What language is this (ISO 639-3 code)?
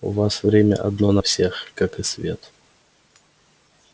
rus